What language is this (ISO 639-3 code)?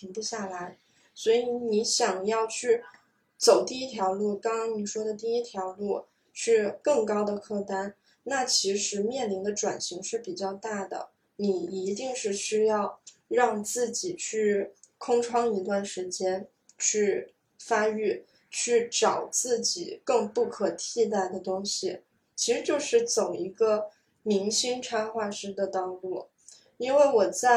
zho